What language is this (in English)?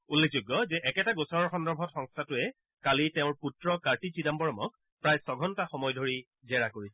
Assamese